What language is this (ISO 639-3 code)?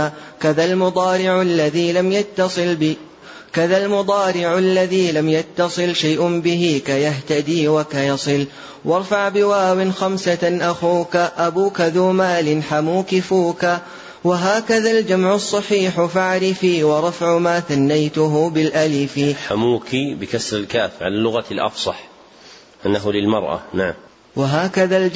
ara